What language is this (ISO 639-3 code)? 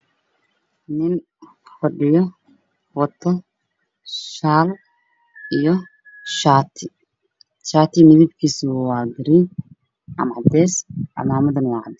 som